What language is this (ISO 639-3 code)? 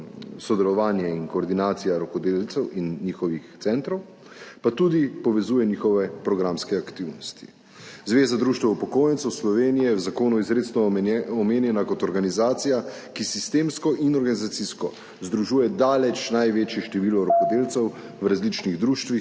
slv